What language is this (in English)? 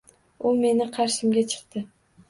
Uzbek